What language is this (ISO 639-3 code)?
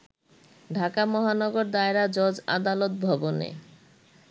ben